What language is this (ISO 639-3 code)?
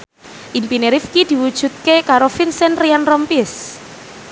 jav